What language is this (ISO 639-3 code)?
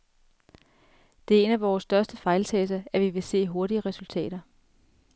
dan